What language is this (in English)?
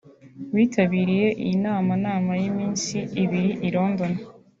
Kinyarwanda